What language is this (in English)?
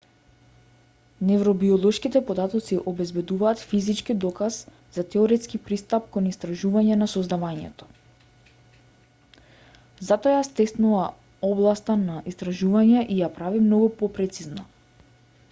Macedonian